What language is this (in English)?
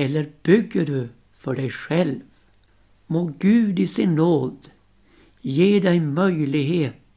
Swedish